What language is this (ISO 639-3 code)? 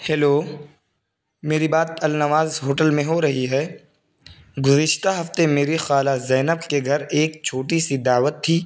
urd